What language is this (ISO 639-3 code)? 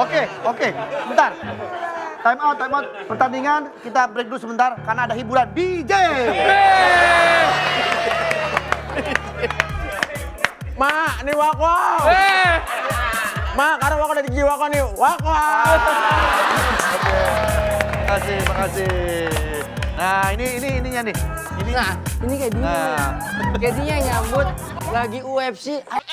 ind